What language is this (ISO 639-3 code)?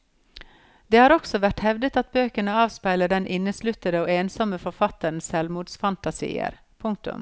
nor